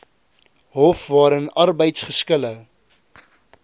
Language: Afrikaans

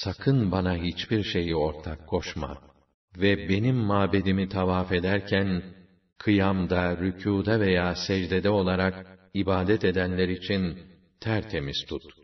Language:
Turkish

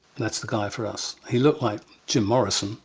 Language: English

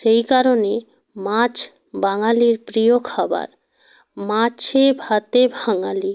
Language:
Bangla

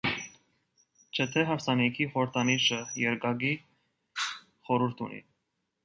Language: Armenian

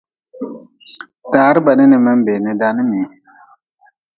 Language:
Nawdm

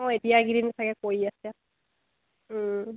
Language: Assamese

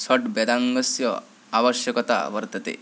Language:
Sanskrit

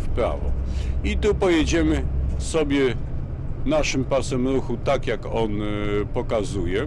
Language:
Polish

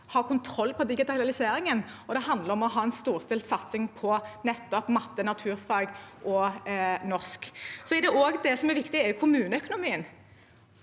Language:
Norwegian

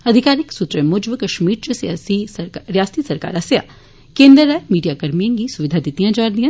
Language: Dogri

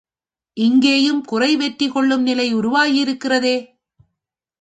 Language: Tamil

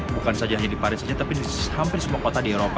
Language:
Indonesian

